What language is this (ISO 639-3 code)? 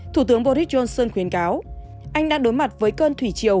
vie